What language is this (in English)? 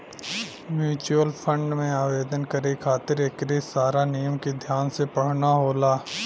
Bhojpuri